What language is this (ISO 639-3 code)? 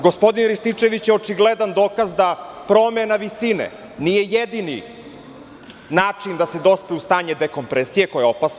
srp